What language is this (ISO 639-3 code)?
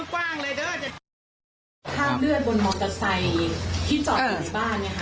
tha